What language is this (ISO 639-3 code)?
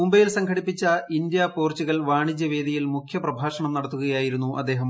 mal